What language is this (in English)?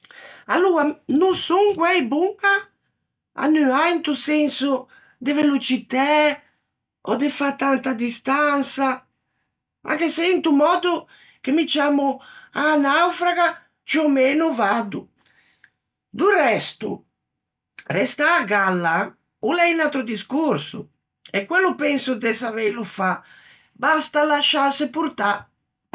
Ligurian